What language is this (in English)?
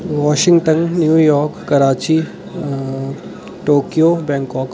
Dogri